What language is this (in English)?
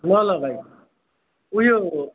Nepali